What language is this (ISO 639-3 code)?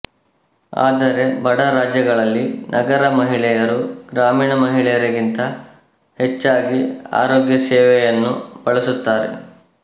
kan